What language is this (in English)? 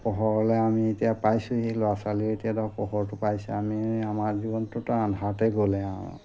Assamese